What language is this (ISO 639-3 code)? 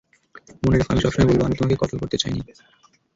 ben